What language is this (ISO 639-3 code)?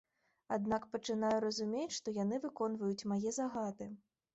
bel